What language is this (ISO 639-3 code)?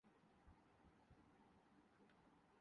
urd